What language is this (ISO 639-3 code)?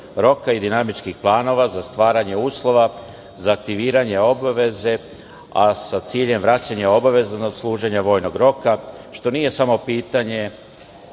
srp